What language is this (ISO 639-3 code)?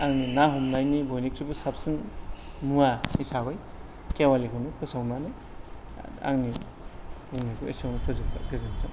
brx